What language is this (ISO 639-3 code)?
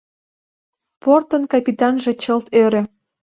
chm